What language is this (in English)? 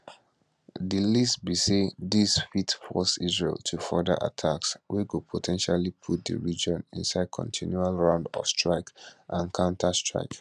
Nigerian Pidgin